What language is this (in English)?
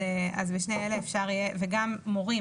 Hebrew